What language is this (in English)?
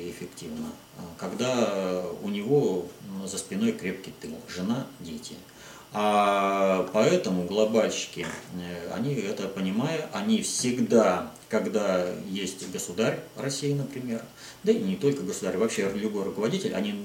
Russian